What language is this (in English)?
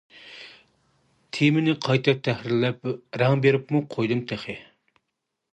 Uyghur